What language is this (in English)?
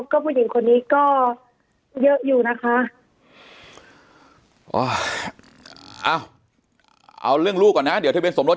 Thai